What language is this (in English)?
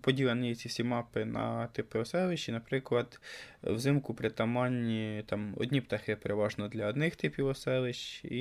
Ukrainian